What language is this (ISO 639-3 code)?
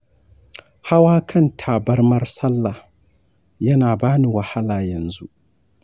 hau